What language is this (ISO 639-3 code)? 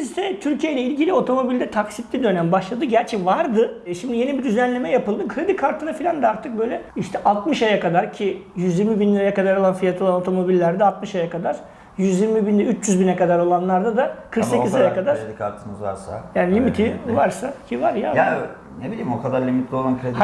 tur